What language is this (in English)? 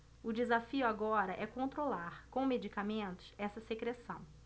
Portuguese